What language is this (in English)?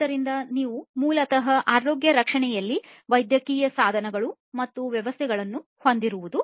Kannada